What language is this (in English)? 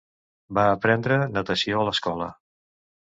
Catalan